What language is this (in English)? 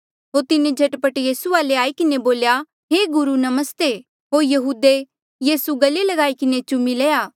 Mandeali